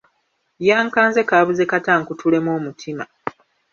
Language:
Ganda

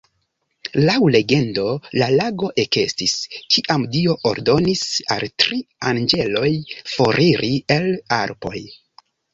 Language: Esperanto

